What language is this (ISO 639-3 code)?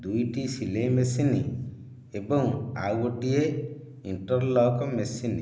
ori